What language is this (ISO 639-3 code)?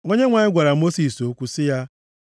ibo